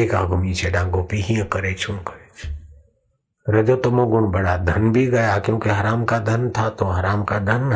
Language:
Hindi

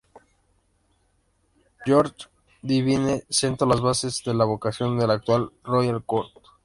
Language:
Spanish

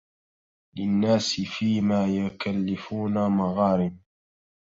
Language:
Arabic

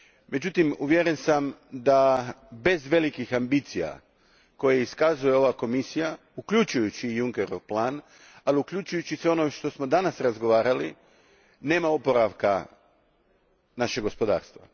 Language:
Croatian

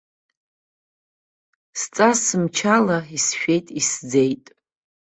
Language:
Abkhazian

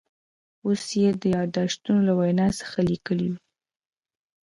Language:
Pashto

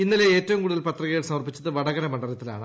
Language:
Malayalam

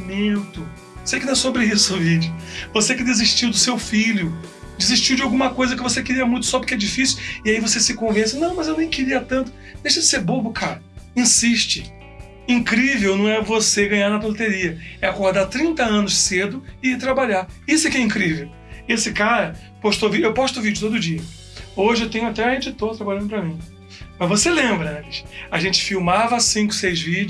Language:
Portuguese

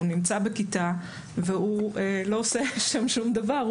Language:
Hebrew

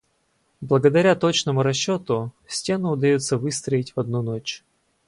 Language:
Russian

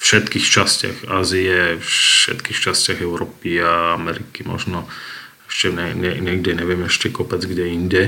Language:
Slovak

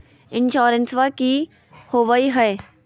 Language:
Magahi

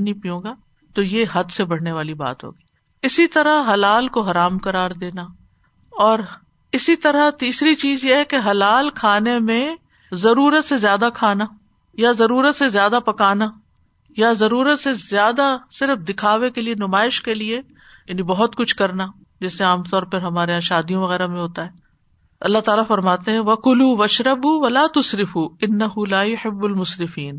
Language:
Urdu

